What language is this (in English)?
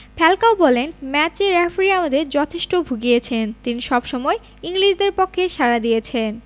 Bangla